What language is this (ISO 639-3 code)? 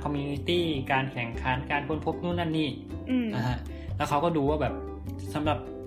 tha